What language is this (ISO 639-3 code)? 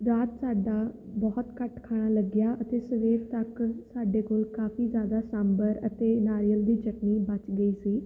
pan